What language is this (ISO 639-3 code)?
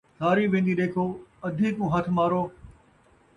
skr